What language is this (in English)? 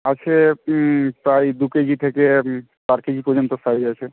Bangla